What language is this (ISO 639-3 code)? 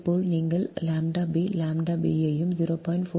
tam